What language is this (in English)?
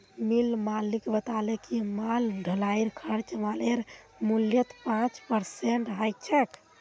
Magahi